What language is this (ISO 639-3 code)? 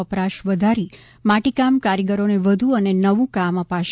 guj